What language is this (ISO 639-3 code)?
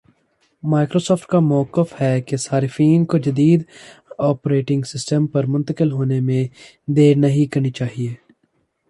urd